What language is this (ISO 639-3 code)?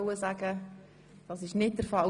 gsw